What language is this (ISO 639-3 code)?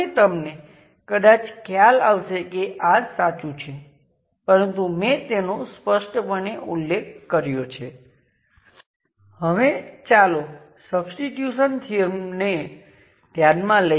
guj